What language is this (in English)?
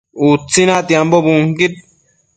Matsés